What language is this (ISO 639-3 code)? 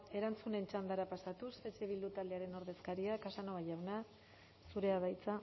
eus